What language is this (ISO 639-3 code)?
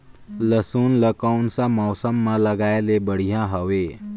hne